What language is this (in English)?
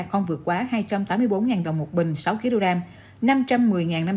Vietnamese